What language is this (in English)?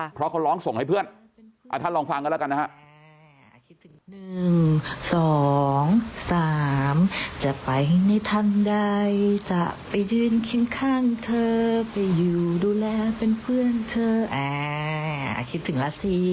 Thai